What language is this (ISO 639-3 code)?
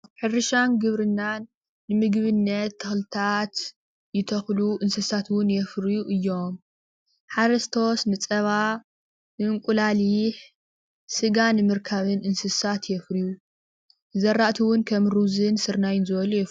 tir